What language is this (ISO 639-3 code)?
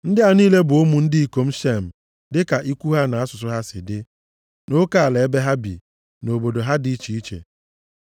ibo